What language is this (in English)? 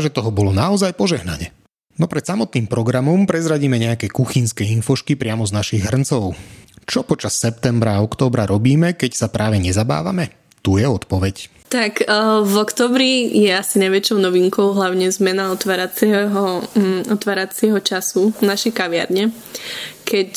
Slovak